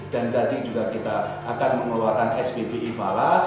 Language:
Indonesian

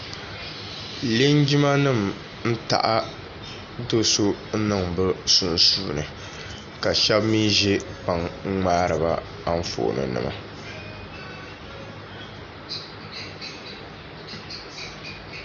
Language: Dagbani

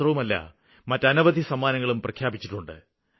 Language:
Malayalam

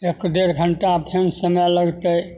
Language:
Maithili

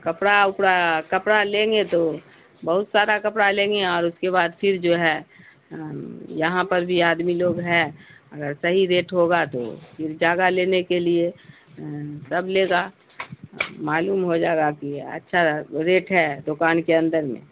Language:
Urdu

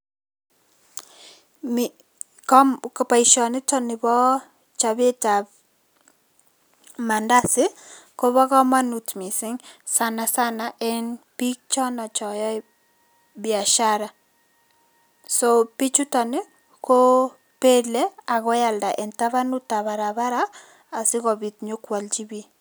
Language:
Kalenjin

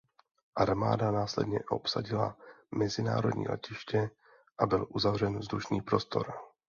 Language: Czech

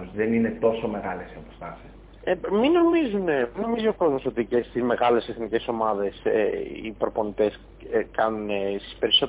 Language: Greek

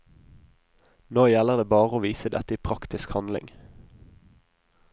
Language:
Norwegian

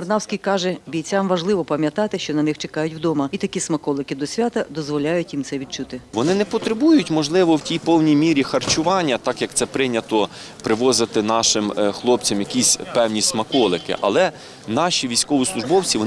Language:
Ukrainian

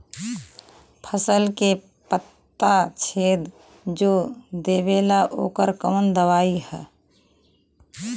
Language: Bhojpuri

